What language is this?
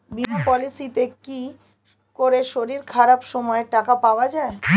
Bangla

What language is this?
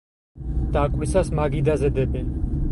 Georgian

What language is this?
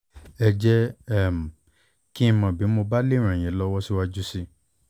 Yoruba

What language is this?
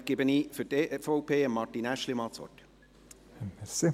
Swiss German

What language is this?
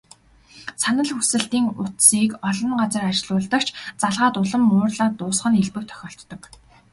Mongolian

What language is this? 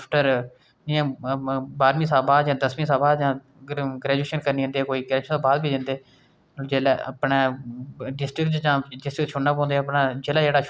Dogri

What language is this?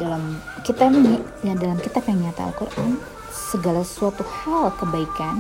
Indonesian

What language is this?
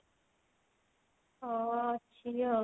Odia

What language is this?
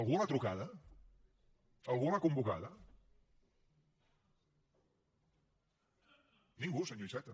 Catalan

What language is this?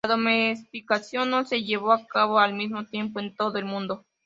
Spanish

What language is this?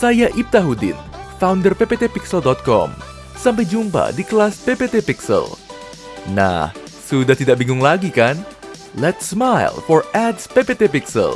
Indonesian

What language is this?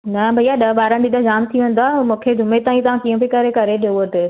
Sindhi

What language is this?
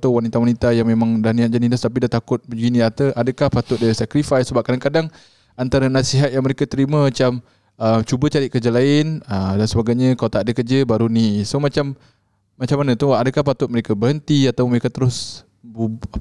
Malay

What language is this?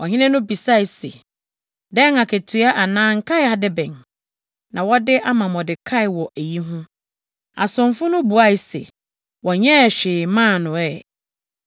Akan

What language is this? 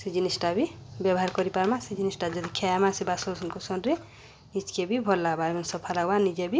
Odia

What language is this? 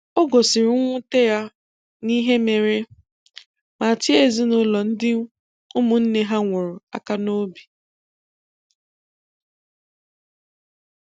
Igbo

